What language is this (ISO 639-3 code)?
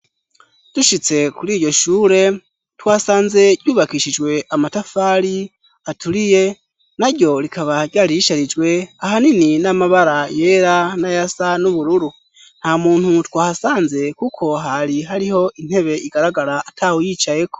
run